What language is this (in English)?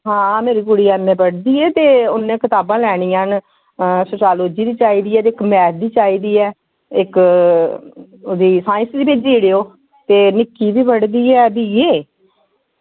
Dogri